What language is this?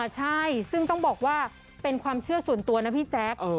Thai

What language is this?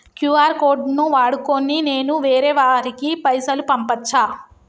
Telugu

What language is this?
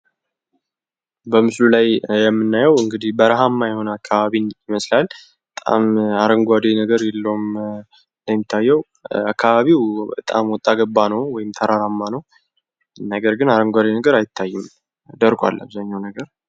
Amharic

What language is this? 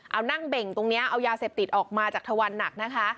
Thai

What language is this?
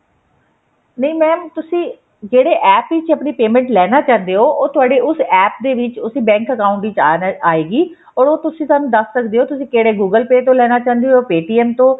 Punjabi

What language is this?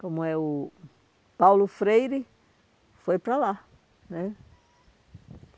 Portuguese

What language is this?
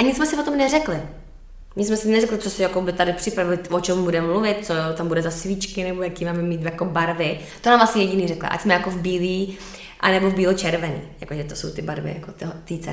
Czech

